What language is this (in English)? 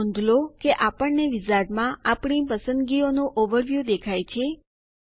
Gujarati